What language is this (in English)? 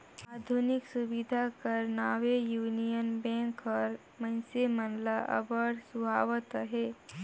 Chhattisgarhi